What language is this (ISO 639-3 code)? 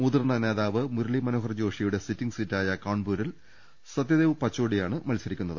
mal